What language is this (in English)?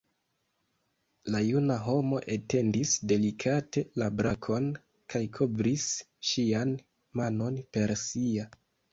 Esperanto